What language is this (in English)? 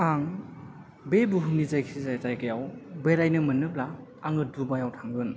Bodo